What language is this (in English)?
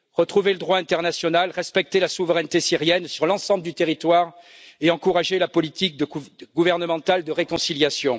French